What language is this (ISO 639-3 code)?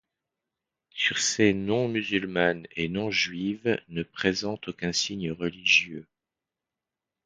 fra